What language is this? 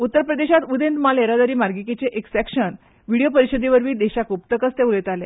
Konkani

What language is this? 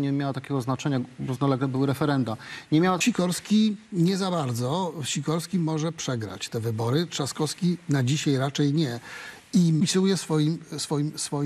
Polish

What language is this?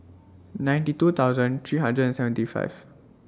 English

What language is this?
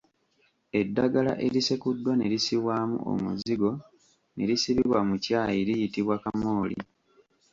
Ganda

